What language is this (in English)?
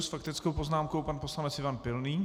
Czech